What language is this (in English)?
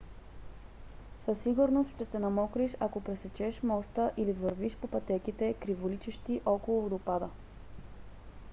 Bulgarian